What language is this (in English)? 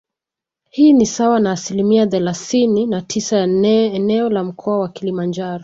Swahili